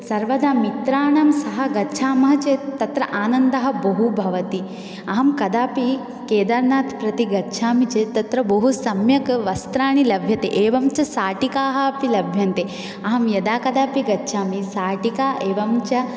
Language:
Sanskrit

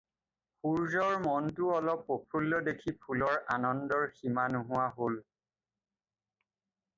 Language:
Assamese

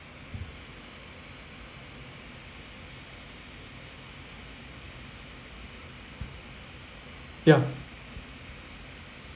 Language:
English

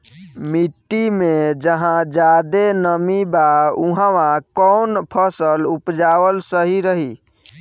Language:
Bhojpuri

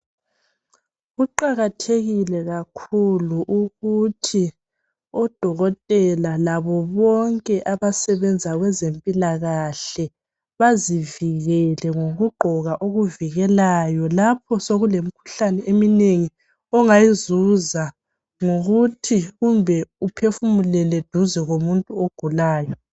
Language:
North Ndebele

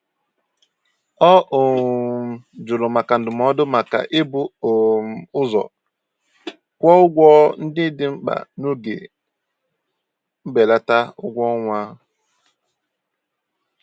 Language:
Igbo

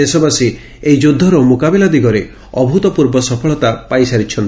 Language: Odia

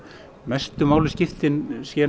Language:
Icelandic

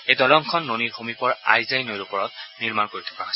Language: Assamese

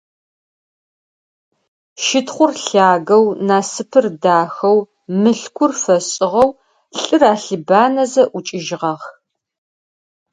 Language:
Adyghe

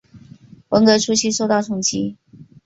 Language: Chinese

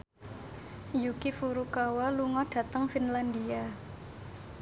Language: Javanese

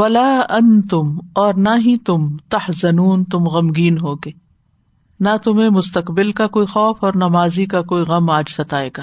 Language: Urdu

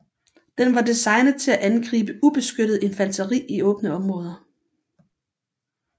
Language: Danish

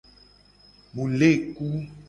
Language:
Gen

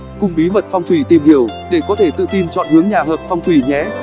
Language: Vietnamese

